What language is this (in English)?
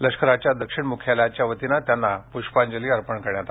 Marathi